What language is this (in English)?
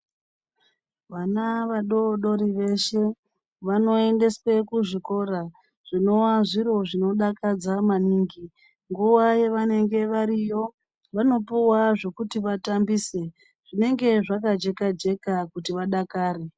Ndau